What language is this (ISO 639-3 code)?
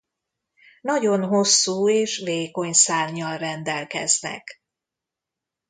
hun